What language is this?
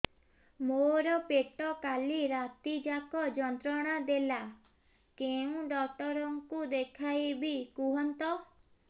Odia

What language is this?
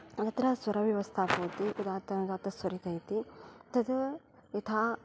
Sanskrit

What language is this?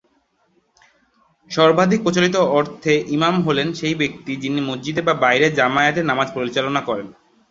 Bangla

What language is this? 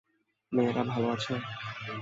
Bangla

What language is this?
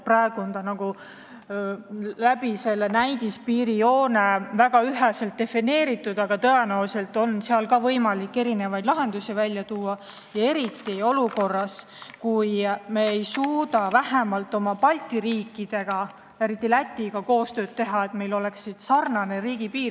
Estonian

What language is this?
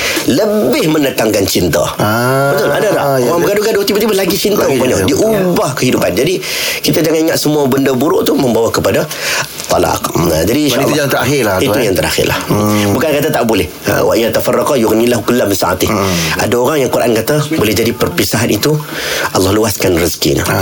Malay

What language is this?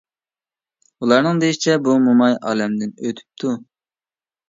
Uyghur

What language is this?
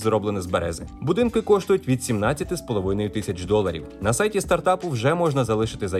Ukrainian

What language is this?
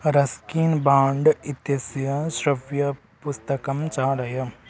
Sanskrit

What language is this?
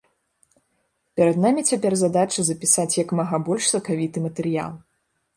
Belarusian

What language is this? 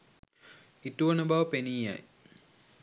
Sinhala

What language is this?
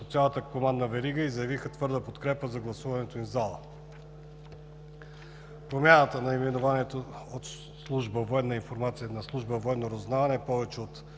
Bulgarian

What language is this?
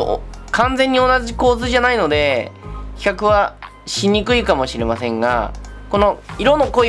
Japanese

